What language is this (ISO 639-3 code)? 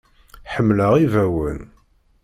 kab